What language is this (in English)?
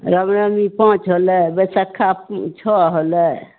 Maithili